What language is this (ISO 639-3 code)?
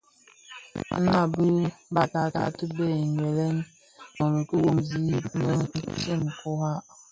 ksf